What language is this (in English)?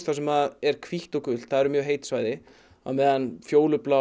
Icelandic